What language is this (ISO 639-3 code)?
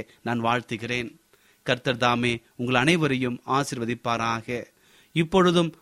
tam